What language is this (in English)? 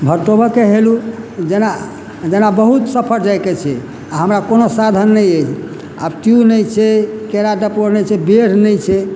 Maithili